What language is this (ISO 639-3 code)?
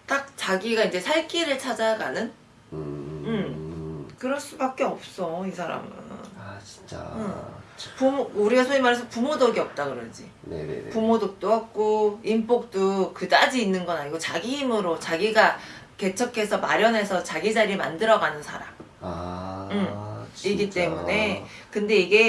kor